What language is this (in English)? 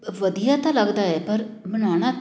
Punjabi